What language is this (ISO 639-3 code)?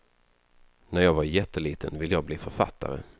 swe